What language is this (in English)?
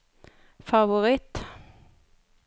Norwegian